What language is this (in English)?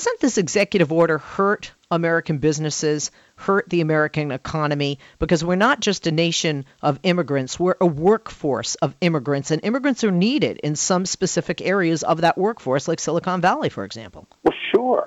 English